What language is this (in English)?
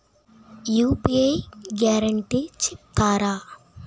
Telugu